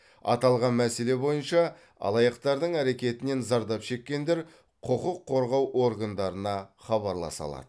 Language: Kazakh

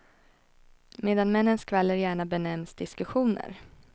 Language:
Swedish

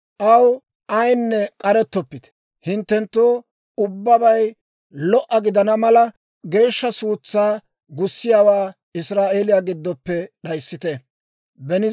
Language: Dawro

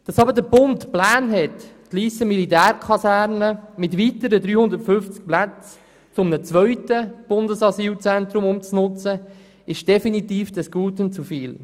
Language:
Swiss German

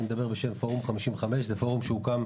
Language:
Hebrew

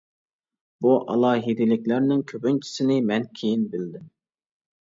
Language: Uyghur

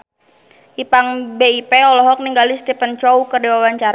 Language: Sundanese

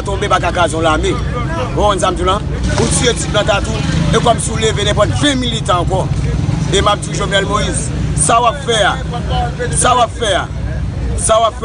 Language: French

